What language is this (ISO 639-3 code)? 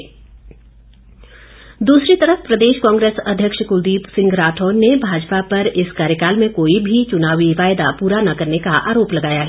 hin